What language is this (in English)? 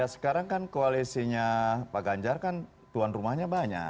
Indonesian